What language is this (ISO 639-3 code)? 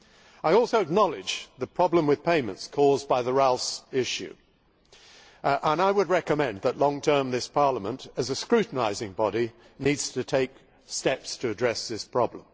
eng